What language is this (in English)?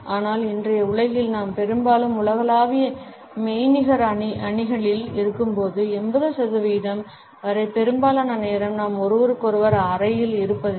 Tamil